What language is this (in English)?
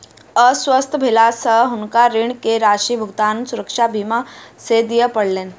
Maithili